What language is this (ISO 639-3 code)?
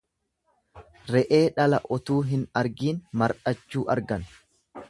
orm